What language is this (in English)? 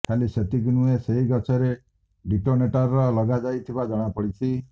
Odia